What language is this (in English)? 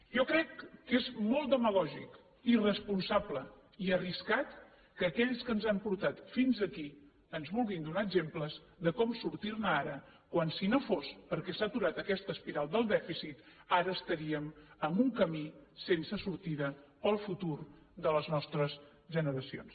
Catalan